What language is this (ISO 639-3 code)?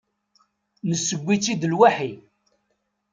kab